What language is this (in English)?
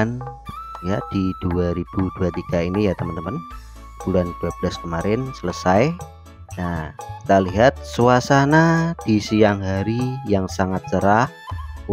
Indonesian